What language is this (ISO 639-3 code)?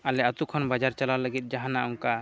sat